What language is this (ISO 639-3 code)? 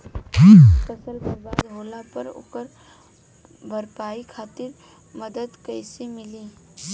bho